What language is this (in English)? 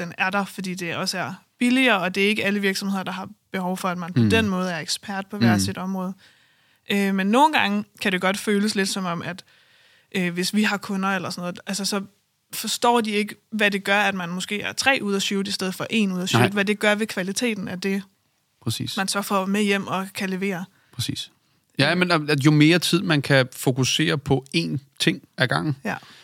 Danish